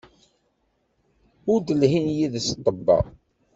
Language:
Kabyle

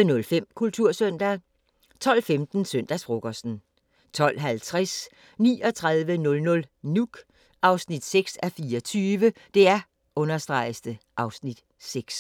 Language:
Danish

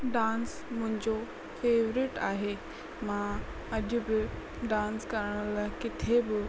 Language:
Sindhi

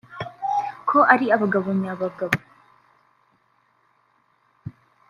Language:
Kinyarwanda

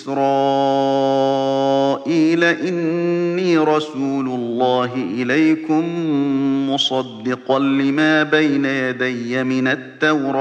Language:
Arabic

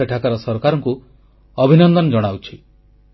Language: Odia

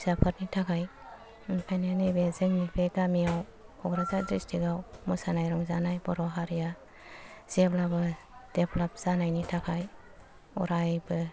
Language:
Bodo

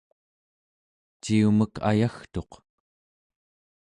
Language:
Central Yupik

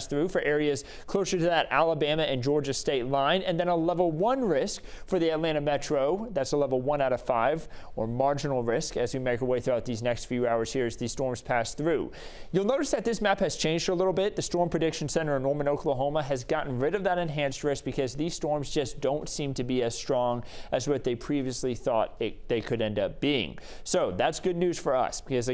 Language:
English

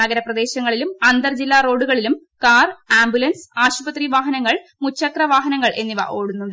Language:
Malayalam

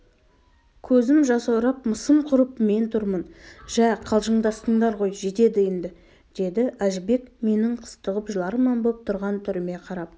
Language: Kazakh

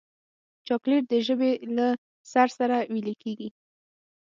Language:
Pashto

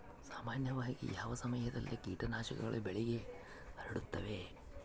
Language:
Kannada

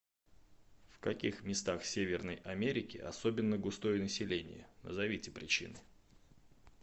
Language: Russian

